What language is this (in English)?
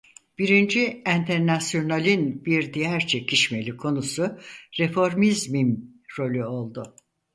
Turkish